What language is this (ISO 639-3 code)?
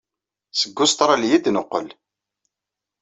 kab